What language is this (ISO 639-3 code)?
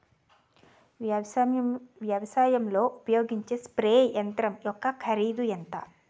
tel